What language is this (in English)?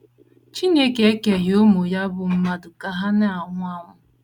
Igbo